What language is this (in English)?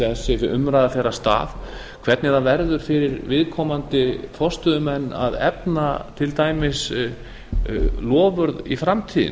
Icelandic